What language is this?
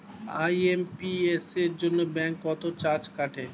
Bangla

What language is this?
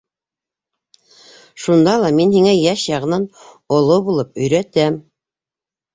Bashkir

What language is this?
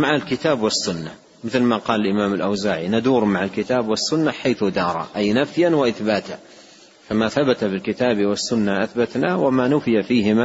Arabic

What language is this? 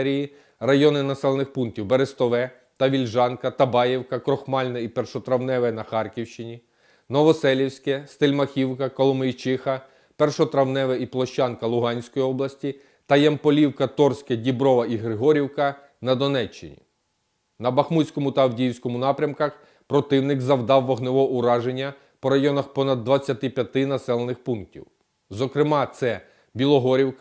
Ukrainian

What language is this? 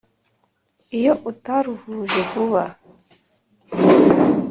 Kinyarwanda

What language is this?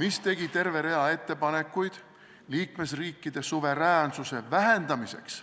Estonian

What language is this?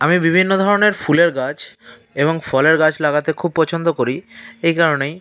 Bangla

